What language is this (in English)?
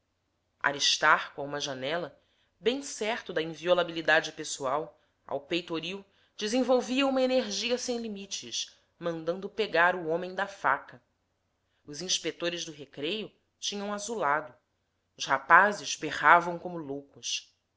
Portuguese